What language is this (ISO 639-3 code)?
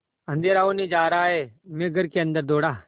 hin